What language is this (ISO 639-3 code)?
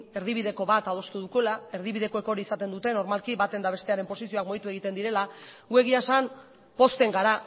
eus